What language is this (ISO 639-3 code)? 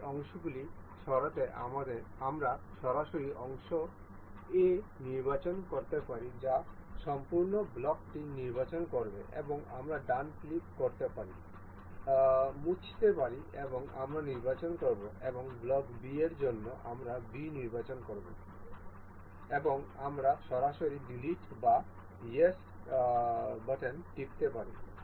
ben